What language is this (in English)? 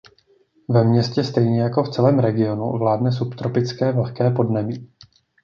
Czech